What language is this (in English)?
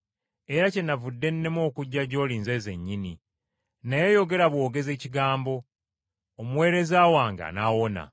Ganda